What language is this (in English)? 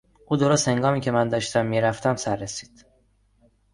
Persian